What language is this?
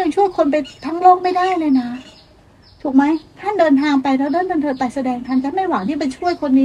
Thai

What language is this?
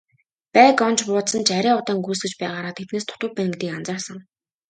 Mongolian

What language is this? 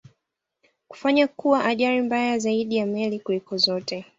Swahili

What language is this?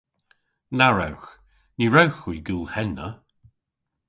Cornish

